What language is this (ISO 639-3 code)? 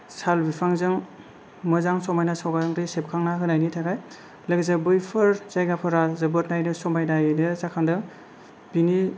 brx